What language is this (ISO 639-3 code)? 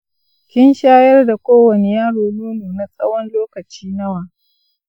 hau